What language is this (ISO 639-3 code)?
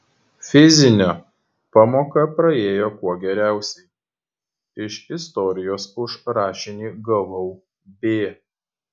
lit